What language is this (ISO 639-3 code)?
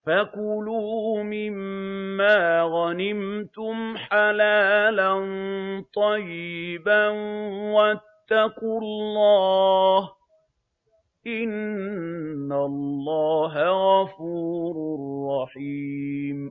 ara